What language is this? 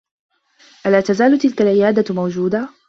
Arabic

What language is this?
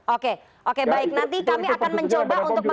Indonesian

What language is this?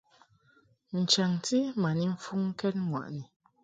Mungaka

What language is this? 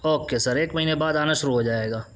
Urdu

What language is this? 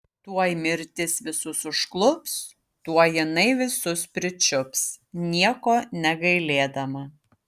Lithuanian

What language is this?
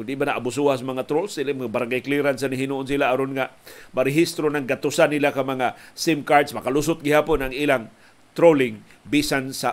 Filipino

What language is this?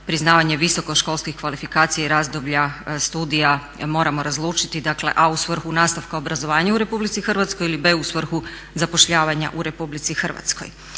Croatian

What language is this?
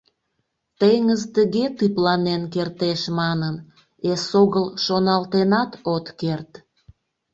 Mari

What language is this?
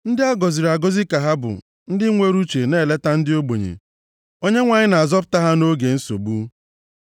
Igbo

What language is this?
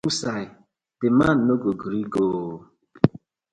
Nigerian Pidgin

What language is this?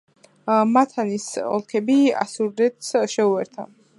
Georgian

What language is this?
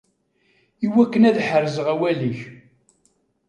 Kabyle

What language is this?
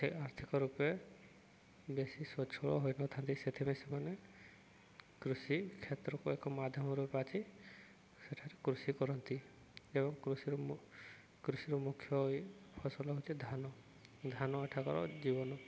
Odia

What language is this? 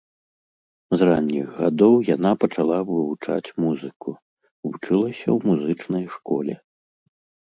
Belarusian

